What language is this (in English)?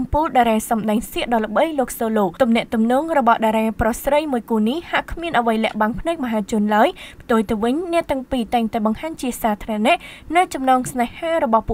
Vietnamese